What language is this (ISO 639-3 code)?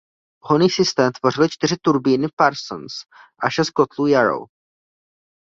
ces